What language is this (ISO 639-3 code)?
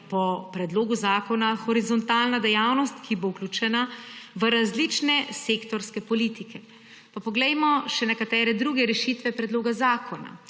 slv